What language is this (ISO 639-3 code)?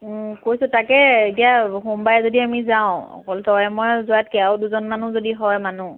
asm